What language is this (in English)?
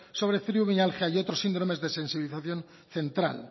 Spanish